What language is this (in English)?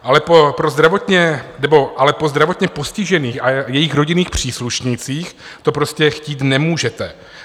Czech